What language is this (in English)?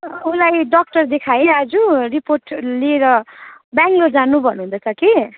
Nepali